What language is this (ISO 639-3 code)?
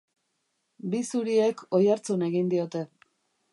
eus